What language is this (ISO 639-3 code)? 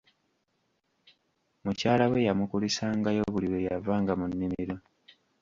lug